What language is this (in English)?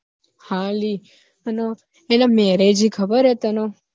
Gujarati